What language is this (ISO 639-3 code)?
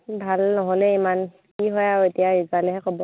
asm